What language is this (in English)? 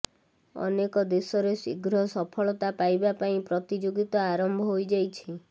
Odia